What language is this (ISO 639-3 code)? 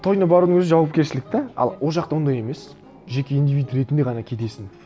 kaz